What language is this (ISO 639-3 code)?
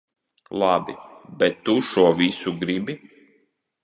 lav